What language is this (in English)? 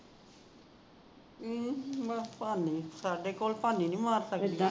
Punjabi